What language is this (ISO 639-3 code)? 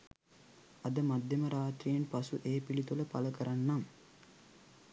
sin